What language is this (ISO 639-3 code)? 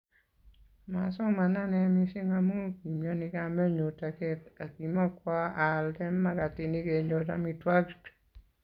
kln